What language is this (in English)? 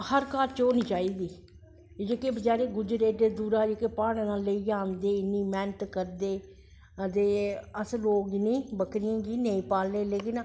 Dogri